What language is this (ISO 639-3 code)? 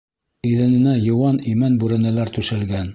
bak